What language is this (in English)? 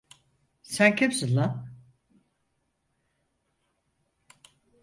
Turkish